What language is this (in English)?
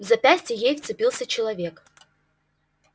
Russian